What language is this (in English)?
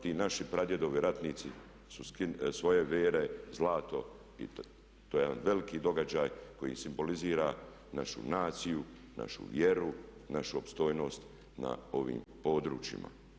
Croatian